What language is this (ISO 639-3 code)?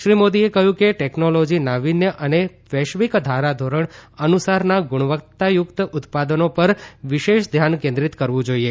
guj